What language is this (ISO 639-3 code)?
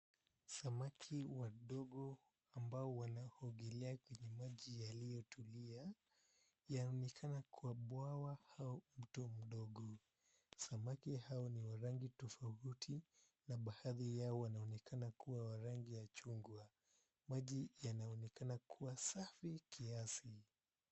swa